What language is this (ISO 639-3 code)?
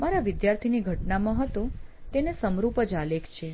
guj